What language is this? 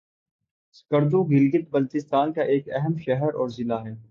Urdu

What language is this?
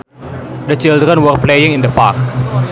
Sundanese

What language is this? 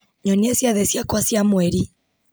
Kikuyu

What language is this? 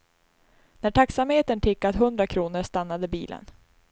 Swedish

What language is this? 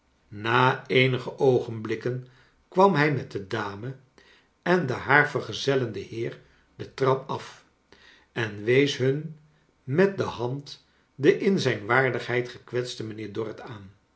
Dutch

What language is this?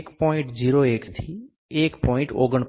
Gujarati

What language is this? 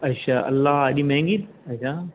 Sindhi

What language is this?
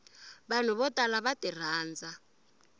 Tsonga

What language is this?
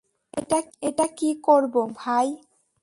Bangla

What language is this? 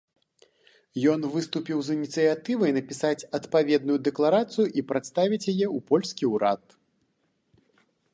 Belarusian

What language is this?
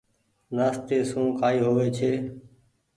Goaria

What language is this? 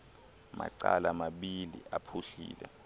Xhosa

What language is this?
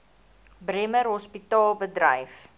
Afrikaans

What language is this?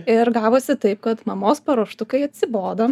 Lithuanian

